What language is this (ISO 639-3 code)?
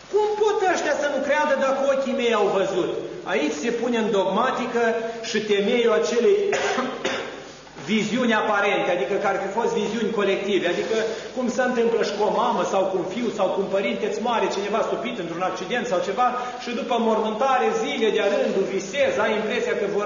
ron